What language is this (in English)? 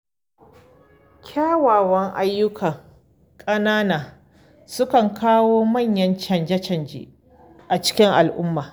Hausa